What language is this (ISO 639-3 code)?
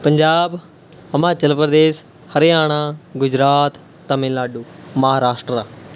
pan